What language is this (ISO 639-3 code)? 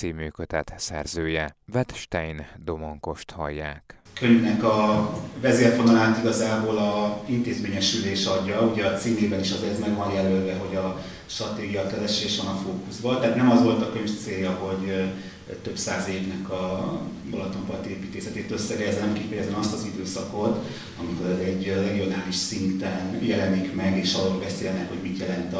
hun